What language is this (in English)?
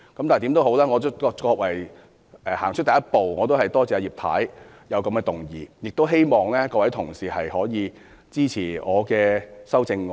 Cantonese